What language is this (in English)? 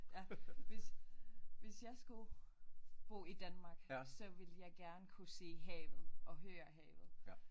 Danish